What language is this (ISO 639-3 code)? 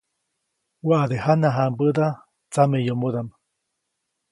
zoc